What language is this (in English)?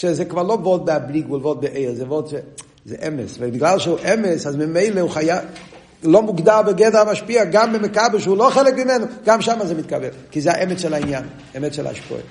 Hebrew